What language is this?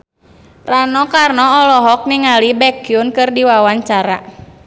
Sundanese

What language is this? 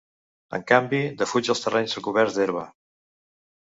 Catalan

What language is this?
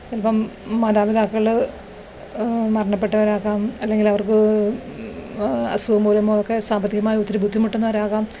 Malayalam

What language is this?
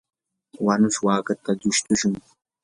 Yanahuanca Pasco Quechua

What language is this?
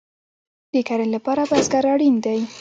Pashto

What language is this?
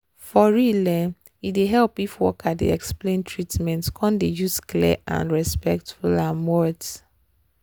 Nigerian Pidgin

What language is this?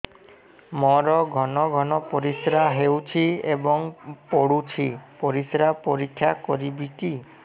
Odia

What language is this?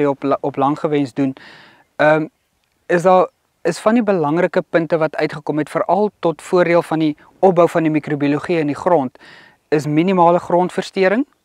Dutch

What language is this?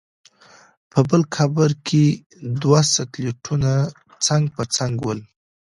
Pashto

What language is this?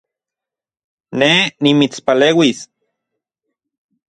Central Puebla Nahuatl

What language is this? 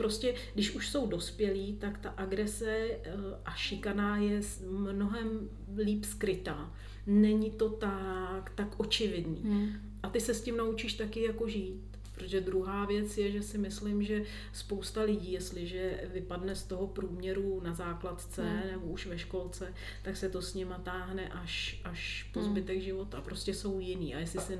Czech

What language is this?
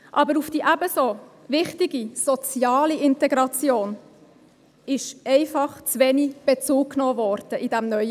Swiss German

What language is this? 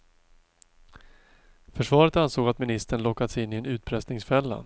Swedish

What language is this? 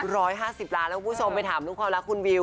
Thai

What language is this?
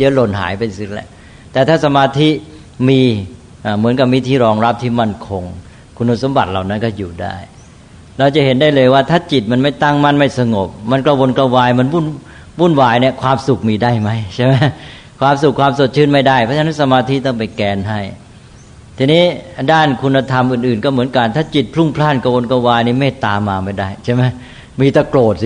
Thai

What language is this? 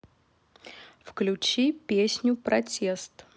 Russian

